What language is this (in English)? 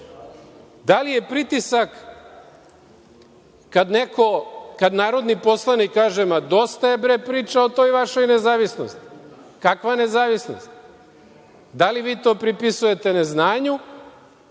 Serbian